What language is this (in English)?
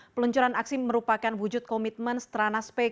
Indonesian